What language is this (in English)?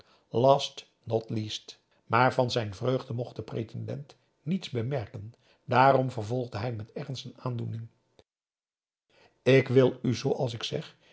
Dutch